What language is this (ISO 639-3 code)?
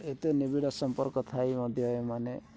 ori